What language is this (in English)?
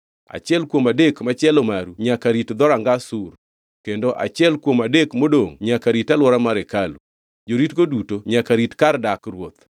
Luo (Kenya and Tanzania)